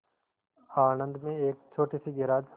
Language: Hindi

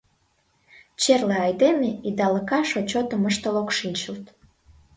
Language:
Mari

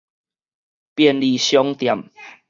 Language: Min Nan Chinese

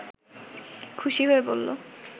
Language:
Bangla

